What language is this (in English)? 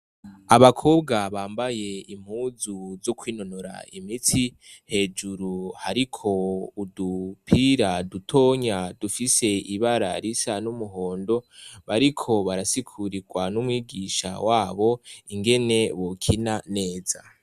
Rundi